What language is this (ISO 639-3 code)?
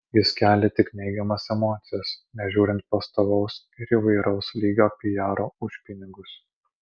lit